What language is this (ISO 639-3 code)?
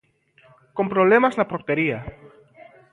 glg